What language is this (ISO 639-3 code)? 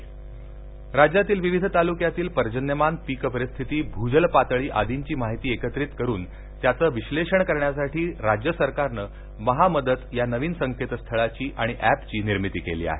mar